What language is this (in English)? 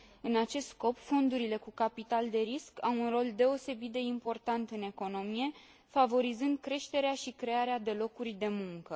Romanian